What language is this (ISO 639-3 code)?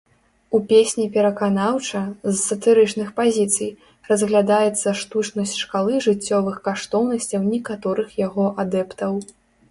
bel